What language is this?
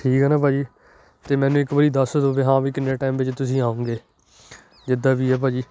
Punjabi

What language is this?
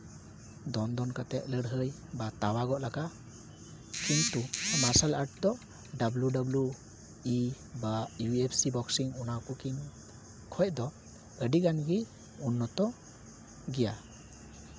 Santali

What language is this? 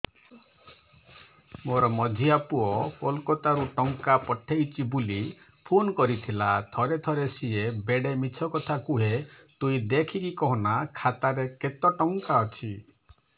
Odia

